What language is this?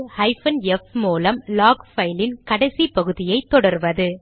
Tamil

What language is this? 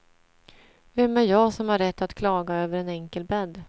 Swedish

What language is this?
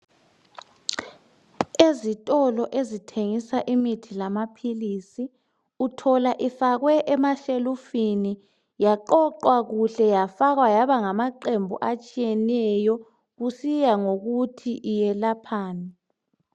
North Ndebele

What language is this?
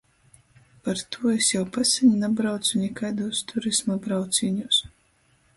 Latgalian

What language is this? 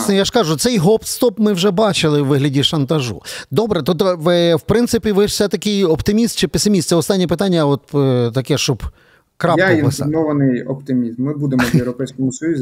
Ukrainian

